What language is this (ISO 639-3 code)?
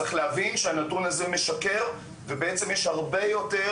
heb